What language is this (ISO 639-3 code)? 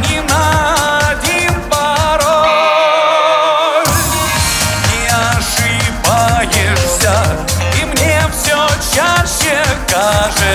ara